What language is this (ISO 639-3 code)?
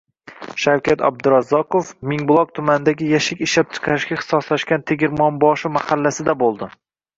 uzb